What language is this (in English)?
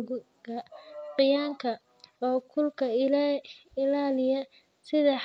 Somali